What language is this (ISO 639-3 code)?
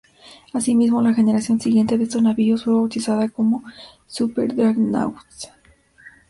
spa